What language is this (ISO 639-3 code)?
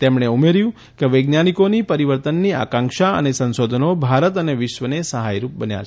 guj